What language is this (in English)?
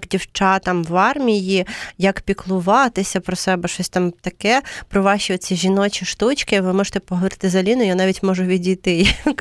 Ukrainian